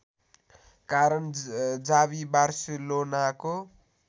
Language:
Nepali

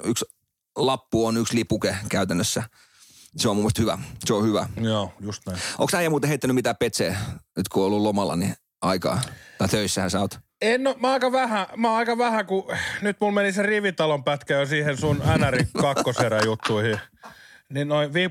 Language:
Finnish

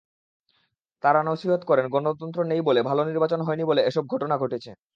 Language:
Bangla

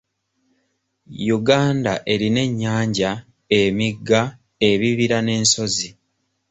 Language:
Ganda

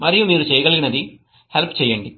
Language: Telugu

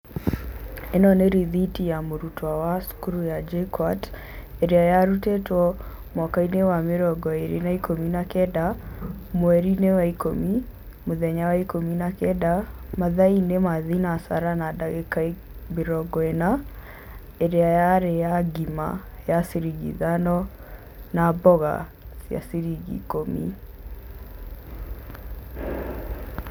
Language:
Kikuyu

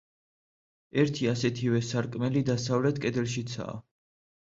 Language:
Georgian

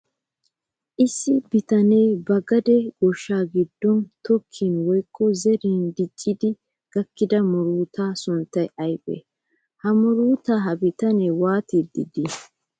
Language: Wolaytta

